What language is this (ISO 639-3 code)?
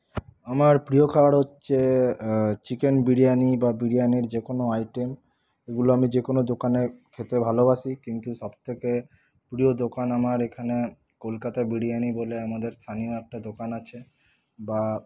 ben